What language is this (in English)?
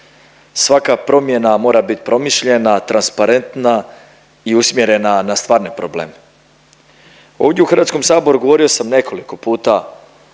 Croatian